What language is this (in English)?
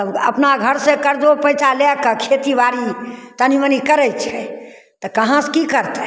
Maithili